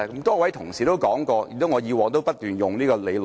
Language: Cantonese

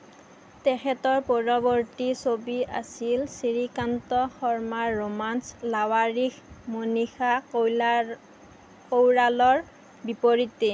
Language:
Assamese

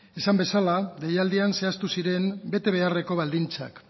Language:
Basque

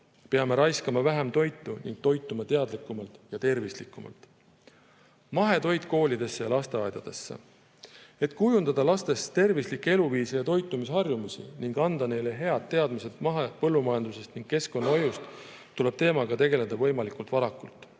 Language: Estonian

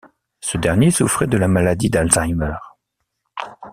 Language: French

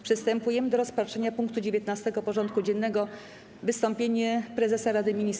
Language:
Polish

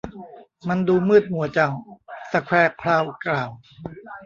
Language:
Thai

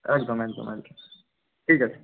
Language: Bangla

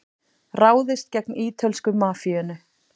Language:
Icelandic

